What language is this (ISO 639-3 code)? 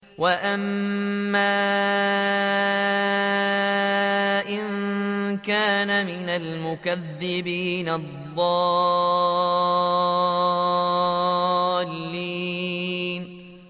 ara